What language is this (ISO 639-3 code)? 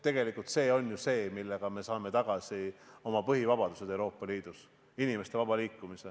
est